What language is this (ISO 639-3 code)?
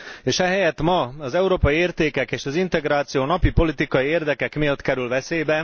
hun